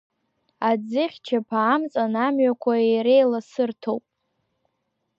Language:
Abkhazian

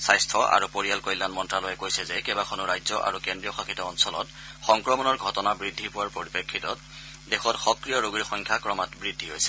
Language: Assamese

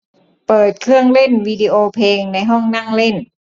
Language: Thai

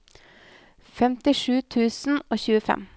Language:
Norwegian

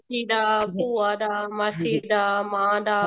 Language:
Punjabi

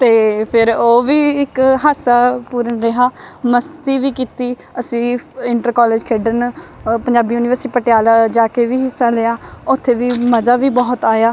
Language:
Punjabi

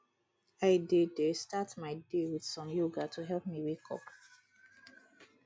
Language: Nigerian Pidgin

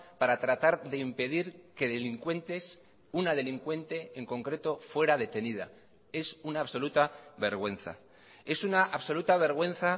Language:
Spanish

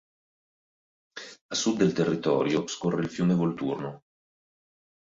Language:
Italian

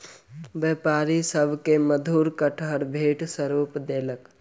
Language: Maithili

